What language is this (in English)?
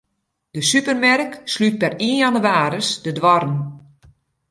Western Frisian